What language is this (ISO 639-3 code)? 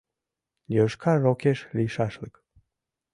chm